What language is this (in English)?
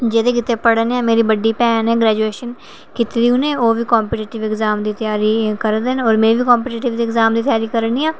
Dogri